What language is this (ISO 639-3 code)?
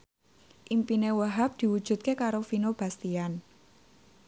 jav